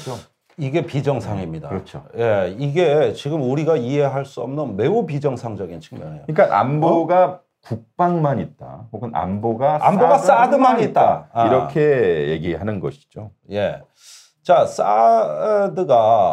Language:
Korean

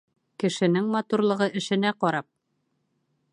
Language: Bashkir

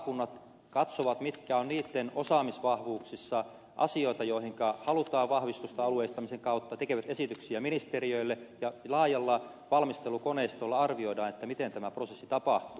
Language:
Finnish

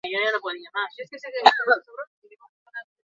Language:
Basque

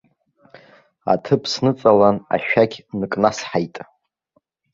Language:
Abkhazian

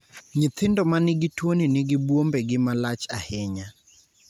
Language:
Luo (Kenya and Tanzania)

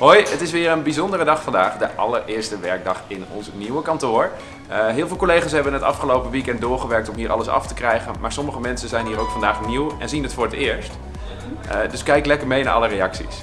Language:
Dutch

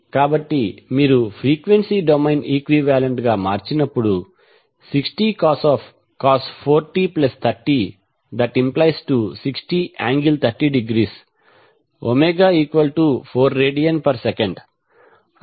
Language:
Telugu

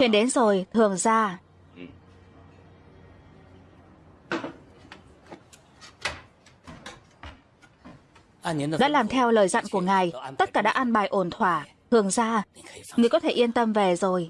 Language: Vietnamese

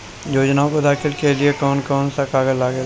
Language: Bhojpuri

